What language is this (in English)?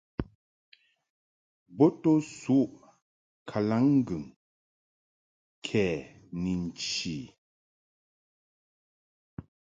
Mungaka